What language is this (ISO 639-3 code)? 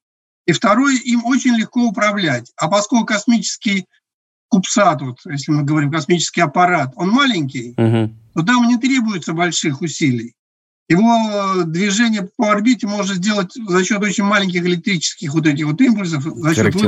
rus